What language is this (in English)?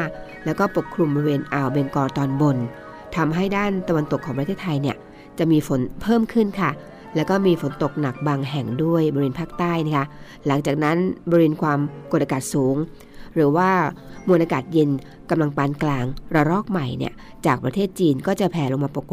Thai